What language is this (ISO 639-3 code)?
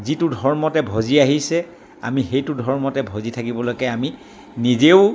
asm